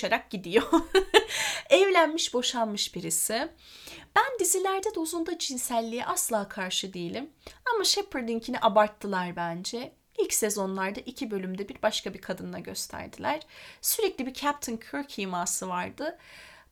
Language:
Turkish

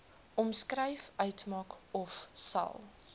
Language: Afrikaans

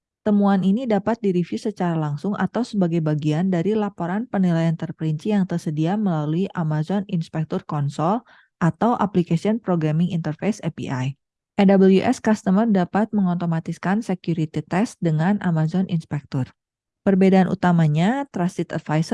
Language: Indonesian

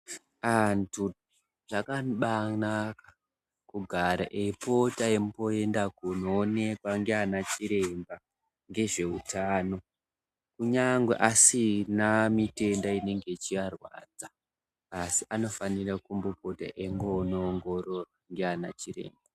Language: Ndau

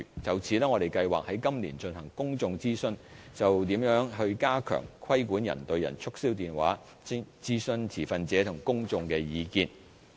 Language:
Cantonese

